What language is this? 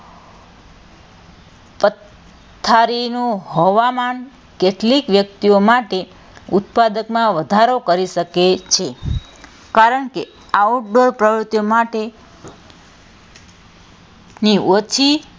Gujarati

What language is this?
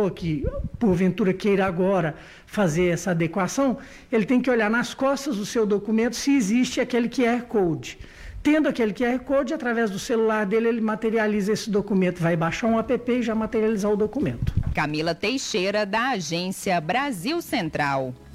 Portuguese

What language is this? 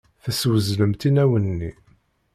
Kabyle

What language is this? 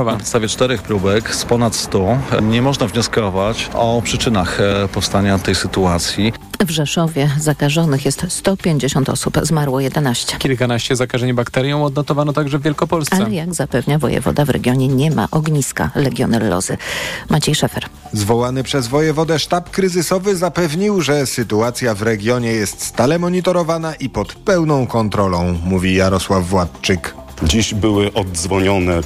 Polish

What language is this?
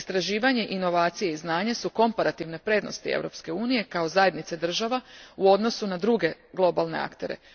Croatian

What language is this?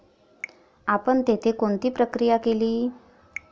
Marathi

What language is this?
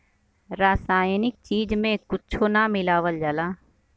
Bhojpuri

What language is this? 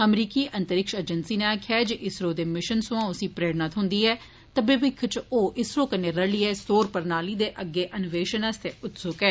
Dogri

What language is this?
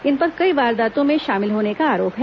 Hindi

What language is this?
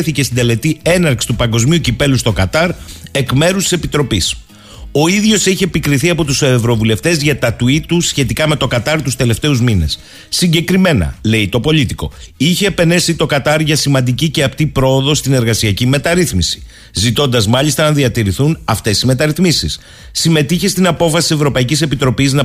Greek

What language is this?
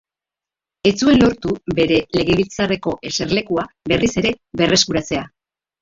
Basque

